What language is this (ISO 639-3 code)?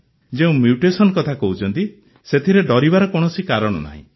ori